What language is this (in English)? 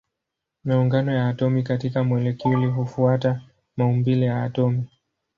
Swahili